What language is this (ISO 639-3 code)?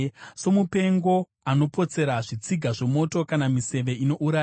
sna